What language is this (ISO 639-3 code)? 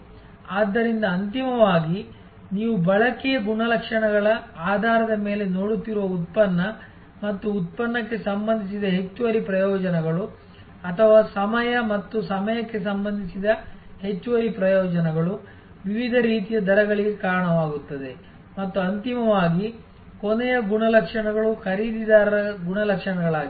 kan